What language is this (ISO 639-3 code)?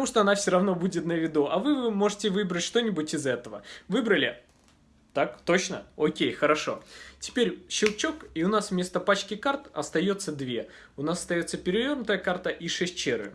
rus